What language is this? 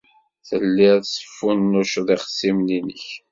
Kabyle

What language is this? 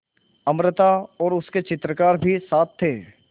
Hindi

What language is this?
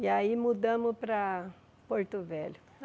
Portuguese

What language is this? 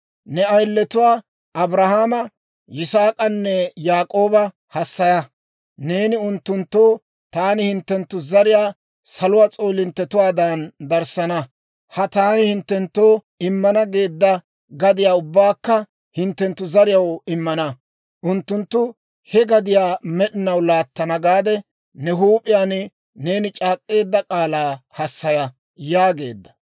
Dawro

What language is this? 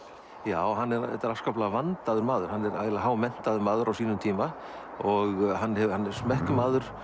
Icelandic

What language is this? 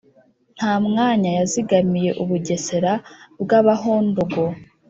Kinyarwanda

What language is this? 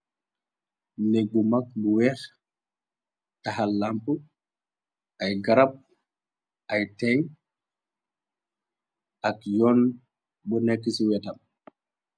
Wolof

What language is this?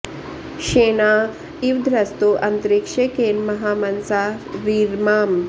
Sanskrit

